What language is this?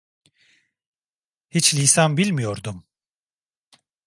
Turkish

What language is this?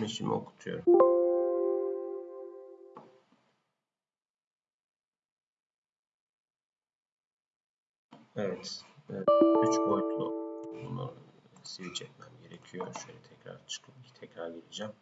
Turkish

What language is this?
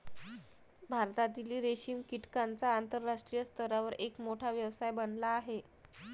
Marathi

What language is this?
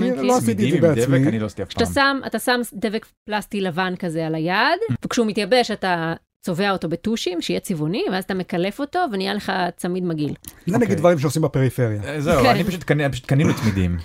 Hebrew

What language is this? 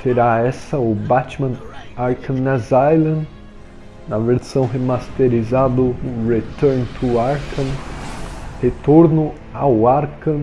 Portuguese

